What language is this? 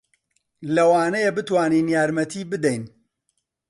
Central Kurdish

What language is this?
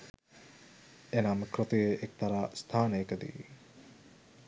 Sinhala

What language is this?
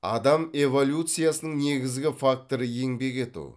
Kazakh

